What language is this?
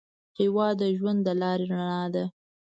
Pashto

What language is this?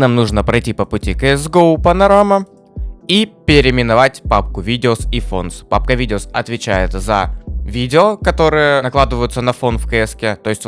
Russian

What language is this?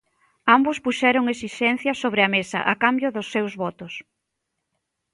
Galician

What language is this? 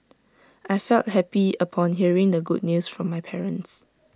English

